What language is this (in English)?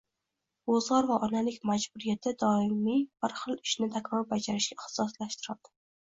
Uzbek